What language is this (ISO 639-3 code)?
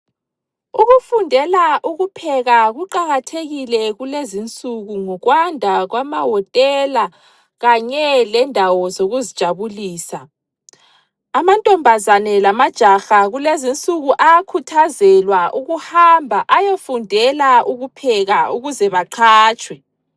nde